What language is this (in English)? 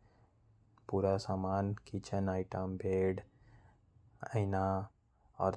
Korwa